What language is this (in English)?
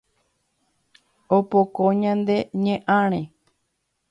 Guarani